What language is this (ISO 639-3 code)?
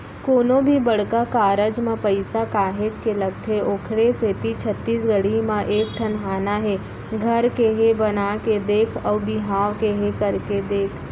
hne